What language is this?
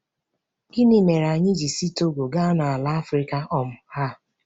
Igbo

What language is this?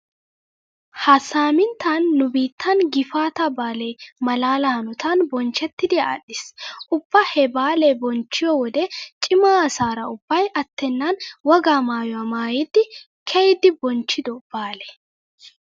Wolaytta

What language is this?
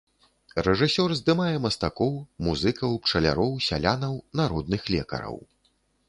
Belarusian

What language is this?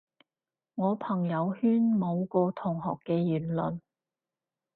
Cantonese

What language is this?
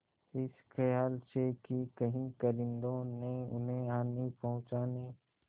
Hindi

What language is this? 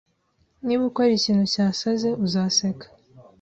Kinyarwanda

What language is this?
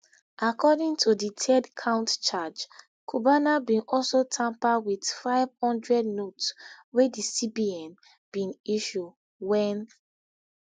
Nigerian Pidgin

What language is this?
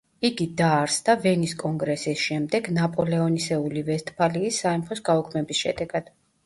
Georgian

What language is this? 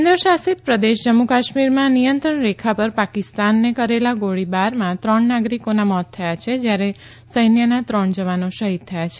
Gujarati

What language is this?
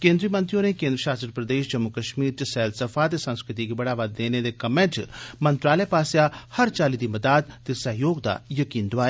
Dogri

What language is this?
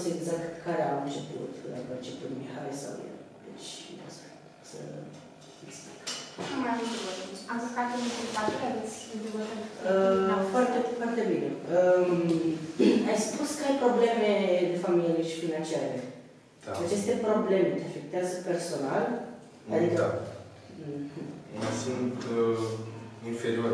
Romanian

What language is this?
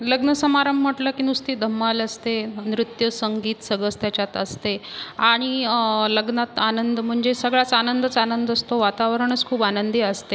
Marathi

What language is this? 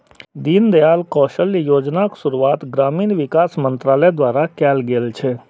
Maithili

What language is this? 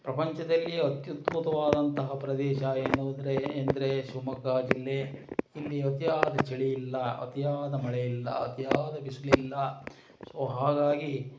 Kannada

